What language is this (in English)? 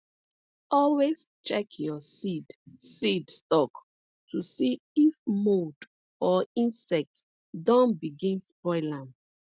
Nigerian Pidgin